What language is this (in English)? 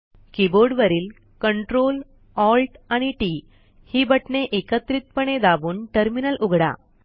Marathi